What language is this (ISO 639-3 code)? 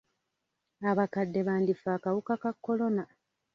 lug